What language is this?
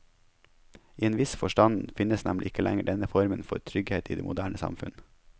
Norwegian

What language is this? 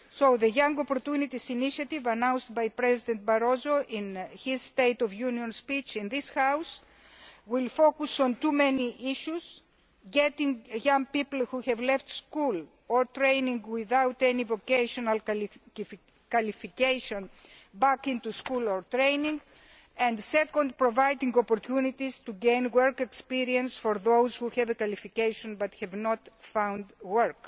English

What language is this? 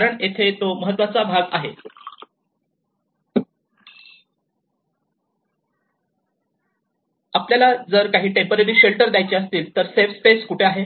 Marathi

